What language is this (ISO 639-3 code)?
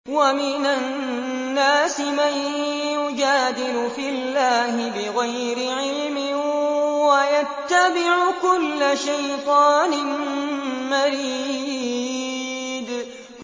ara